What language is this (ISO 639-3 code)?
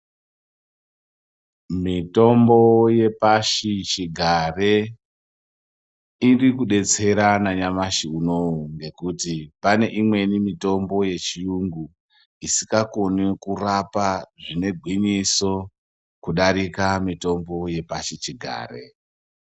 ndc